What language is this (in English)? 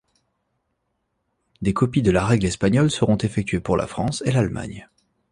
French